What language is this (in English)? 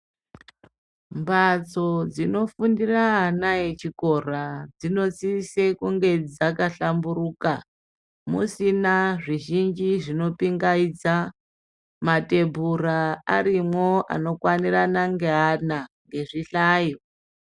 Ndau